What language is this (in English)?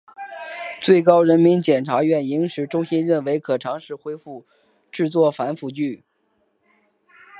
Chinese